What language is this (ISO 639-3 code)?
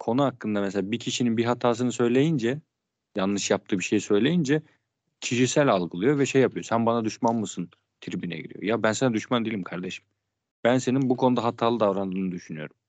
tur